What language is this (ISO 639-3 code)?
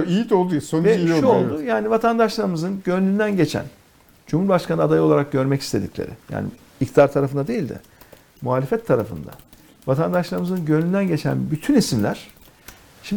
tur